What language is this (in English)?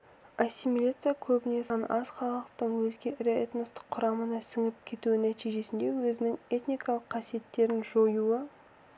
Kazakh